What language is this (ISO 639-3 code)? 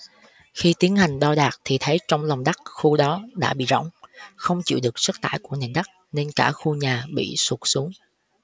vie